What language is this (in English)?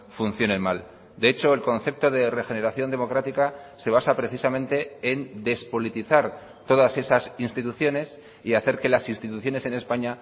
Spanish